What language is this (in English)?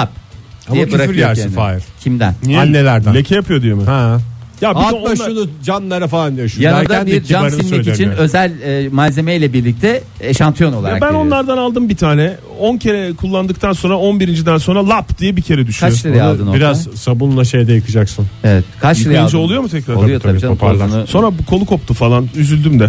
Turkish